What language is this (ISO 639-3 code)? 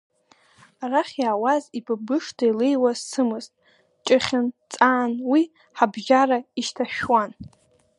abk